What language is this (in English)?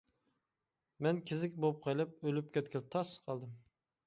Uyghur